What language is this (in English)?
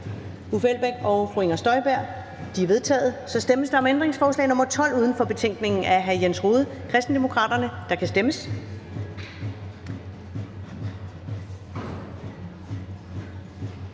Danish